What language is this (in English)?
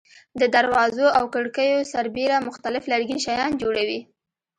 Pashto